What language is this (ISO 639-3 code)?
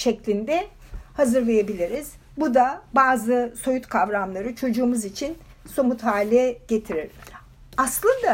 tur